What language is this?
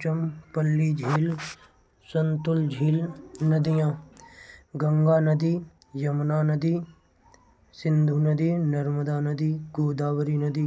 Braj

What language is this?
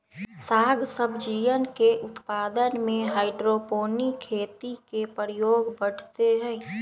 Magahi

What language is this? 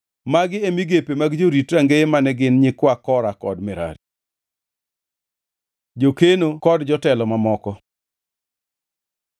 Luo (Kenya and Tanzania)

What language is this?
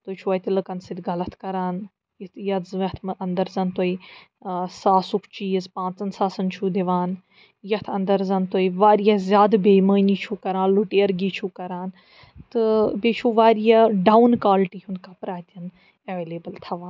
Kashmiri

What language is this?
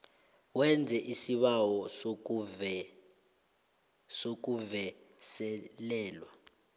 South Ndebele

